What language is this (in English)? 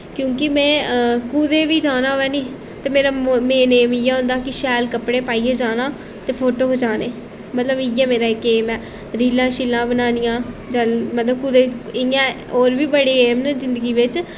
Dogri